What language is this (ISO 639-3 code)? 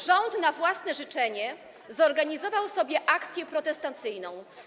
pol